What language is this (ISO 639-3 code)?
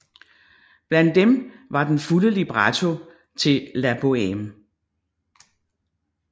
dan